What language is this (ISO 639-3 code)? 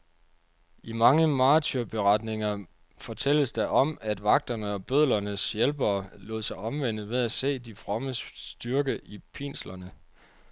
dan